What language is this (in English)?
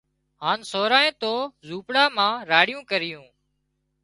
Wadiyara Koli